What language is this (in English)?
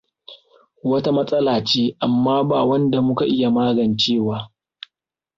Hausa